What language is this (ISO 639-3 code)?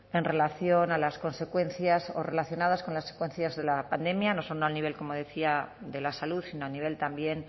spa